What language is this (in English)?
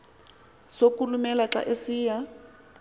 Xhosa